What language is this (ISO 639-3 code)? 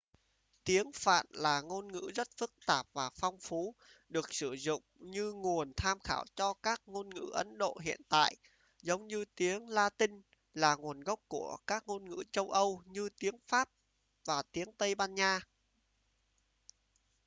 vie